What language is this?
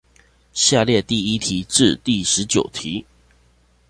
Chinese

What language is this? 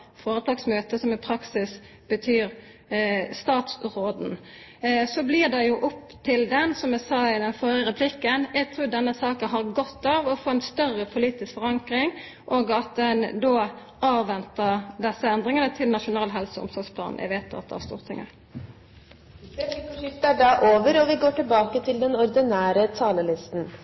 Norwegian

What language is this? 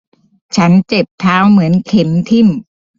Thai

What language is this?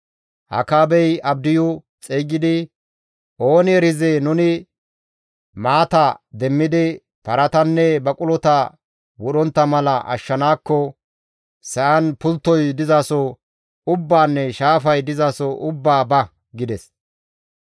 Gamo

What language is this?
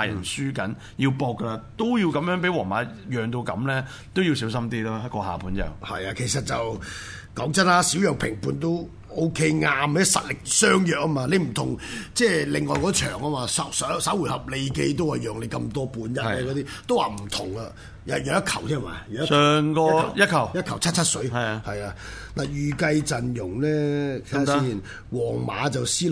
Chinese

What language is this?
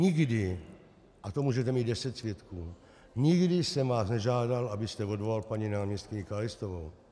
Czech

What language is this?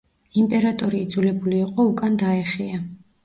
Georgian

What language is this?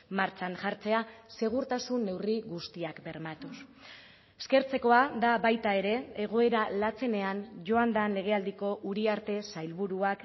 Basque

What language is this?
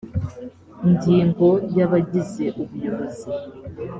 Kinyarwanda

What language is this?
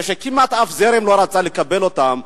Hebrew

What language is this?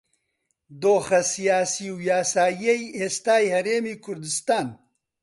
Central Kurdish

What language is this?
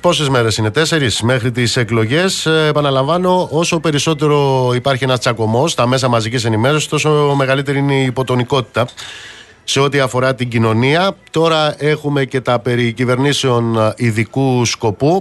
Greek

